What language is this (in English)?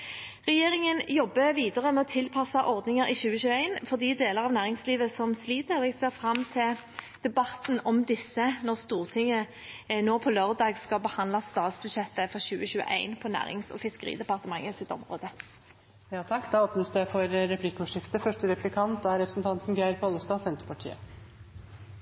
Norwegian